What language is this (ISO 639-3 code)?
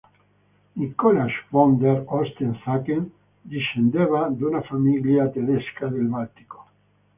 ita